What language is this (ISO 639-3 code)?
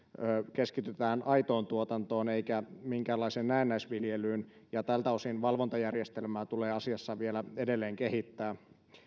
fin